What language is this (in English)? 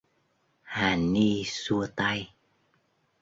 Vietnamese